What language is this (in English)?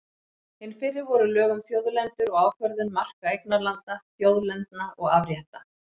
Icelandic